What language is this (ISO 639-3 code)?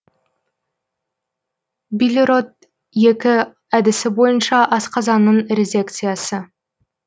kaz